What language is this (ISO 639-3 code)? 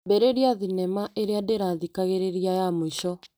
kik